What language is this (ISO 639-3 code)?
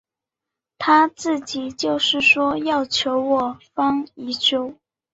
zho